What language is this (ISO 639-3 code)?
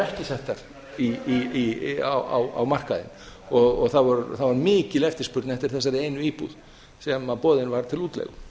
isl